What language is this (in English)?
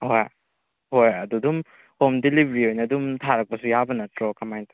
Manipuri